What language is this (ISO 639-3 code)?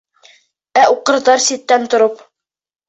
bak